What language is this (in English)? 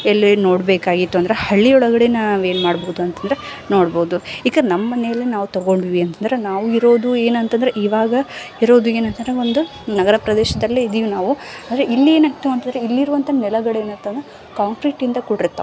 Kannada